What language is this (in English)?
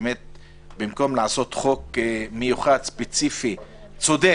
Hebrew